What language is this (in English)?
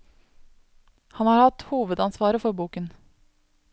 Norwegian